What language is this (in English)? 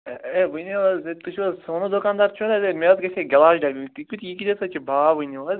Kashmiri